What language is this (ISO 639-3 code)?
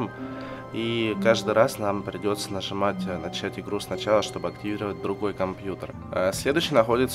rus